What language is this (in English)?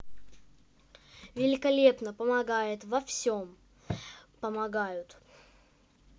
Russian